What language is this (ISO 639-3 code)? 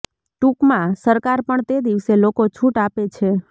guj